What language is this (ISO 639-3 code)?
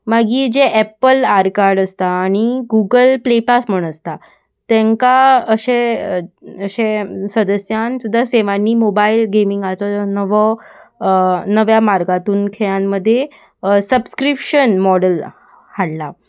kok